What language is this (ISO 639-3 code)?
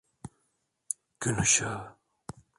tur